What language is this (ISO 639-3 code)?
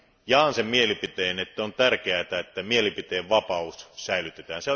fin